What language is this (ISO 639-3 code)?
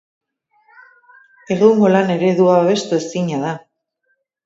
eus